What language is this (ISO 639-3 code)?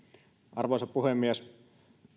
fin